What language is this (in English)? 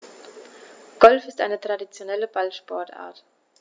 German